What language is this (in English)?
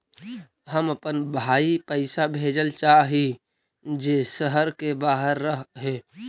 Magahi